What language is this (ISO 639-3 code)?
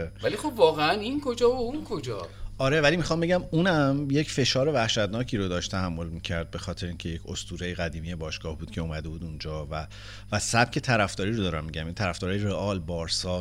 fas